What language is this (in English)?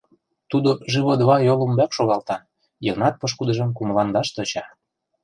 Mari